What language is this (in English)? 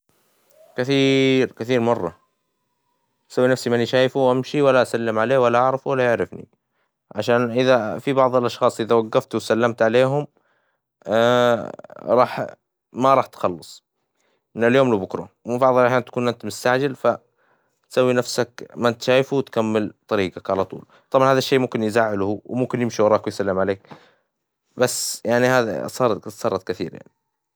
Hijazi Arabic